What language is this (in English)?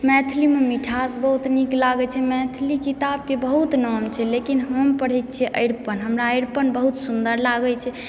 Maithili